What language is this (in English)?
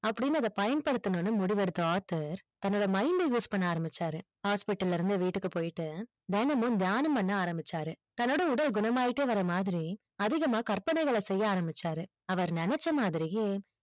Tamil